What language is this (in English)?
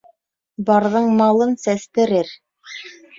Bashkir